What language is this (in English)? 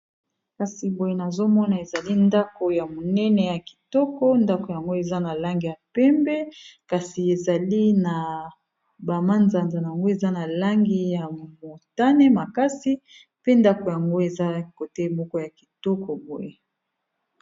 Lingala